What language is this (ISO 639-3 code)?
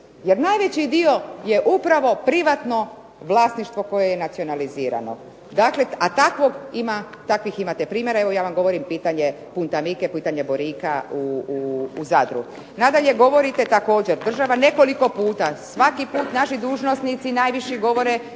hrv